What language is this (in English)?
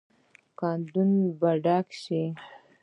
Pashto